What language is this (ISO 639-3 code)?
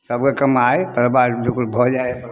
mai